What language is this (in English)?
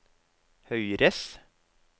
Norwegian